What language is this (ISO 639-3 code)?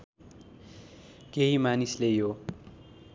nep